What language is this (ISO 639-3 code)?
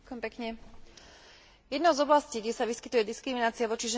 slk